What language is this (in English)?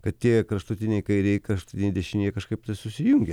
Lithuanian